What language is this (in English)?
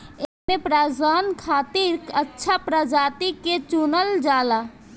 Bhojpuri